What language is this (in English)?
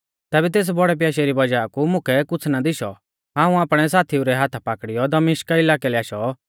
Mahasu Pahari